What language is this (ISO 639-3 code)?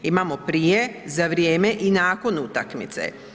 hrv